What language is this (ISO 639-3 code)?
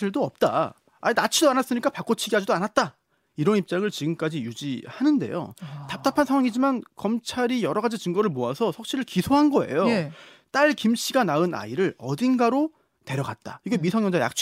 kor